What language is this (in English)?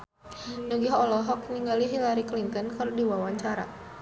Sundanese